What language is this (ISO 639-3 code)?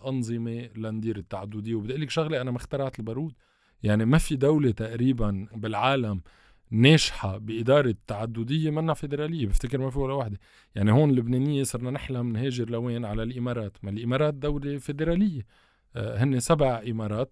ara